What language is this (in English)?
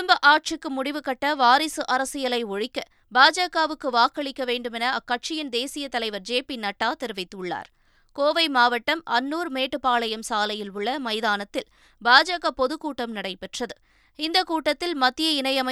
Tamil